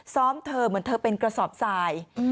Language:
Thai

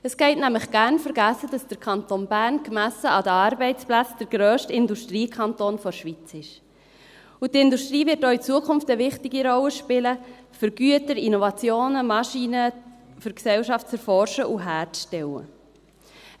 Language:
Swiss German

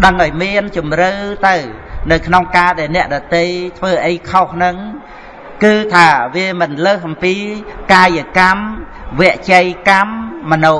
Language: Vietnamese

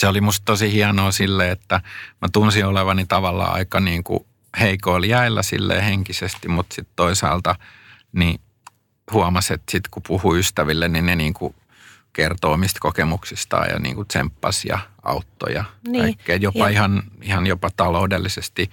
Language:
Finnish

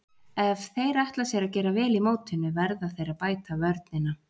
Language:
Icelandic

